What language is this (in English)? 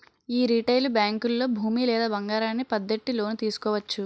Telugu